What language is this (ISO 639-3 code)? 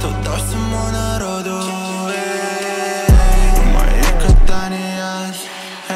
ara